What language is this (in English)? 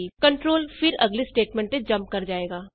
Punjabi